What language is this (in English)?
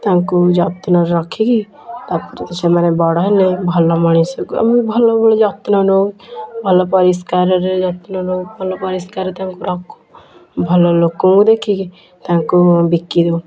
Odia